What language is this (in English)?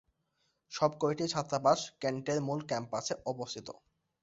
Bangla